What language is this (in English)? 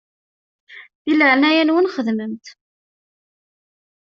Kabyle